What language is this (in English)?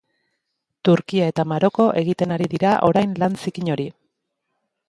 Basque